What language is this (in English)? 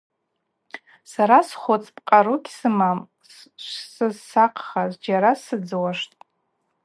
Abaza